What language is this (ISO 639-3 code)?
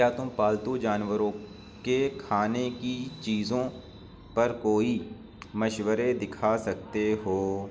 urd